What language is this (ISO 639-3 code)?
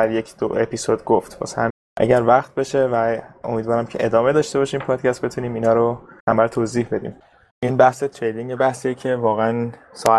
fas